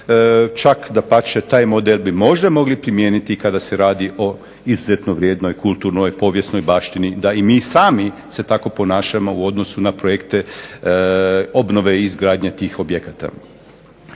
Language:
Croatian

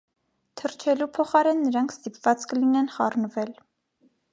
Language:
Armenian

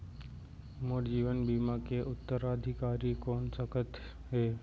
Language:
Chhattisgarhi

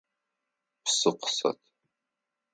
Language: Adyghe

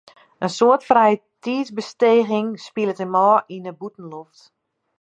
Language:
Western Frisian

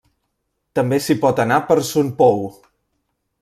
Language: Catalan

